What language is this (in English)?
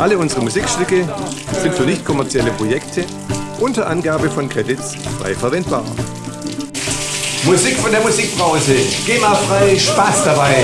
German